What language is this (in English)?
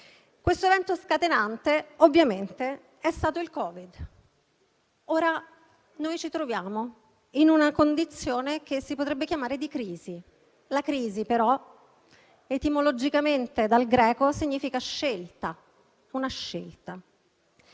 Italian